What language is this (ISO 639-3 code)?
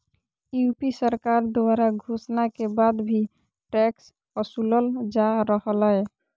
mag